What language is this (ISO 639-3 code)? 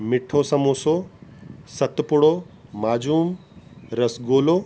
snd